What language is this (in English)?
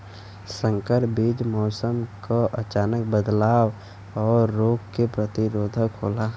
Bhojpuri